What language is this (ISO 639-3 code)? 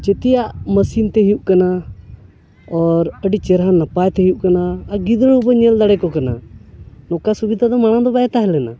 sat